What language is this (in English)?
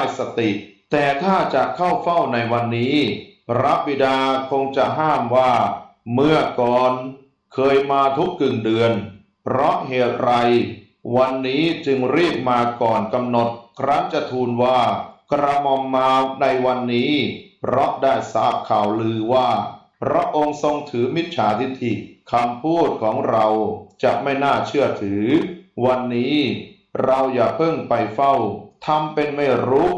Thai